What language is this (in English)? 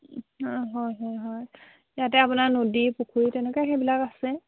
Assamese